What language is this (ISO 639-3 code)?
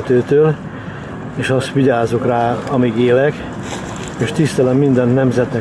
hun